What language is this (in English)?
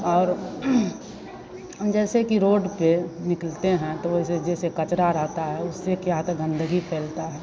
Hindi